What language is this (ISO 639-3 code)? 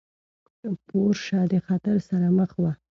pus